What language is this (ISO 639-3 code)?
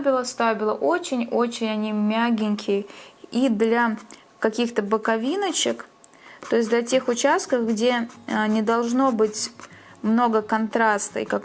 rus